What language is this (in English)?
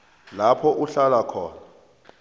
South Ndebele